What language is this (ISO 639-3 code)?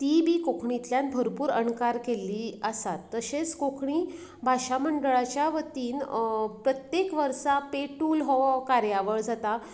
kok